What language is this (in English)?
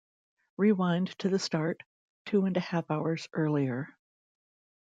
English